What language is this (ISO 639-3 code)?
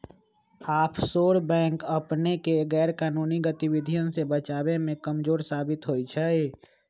mag